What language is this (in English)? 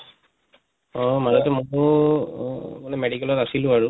Assamese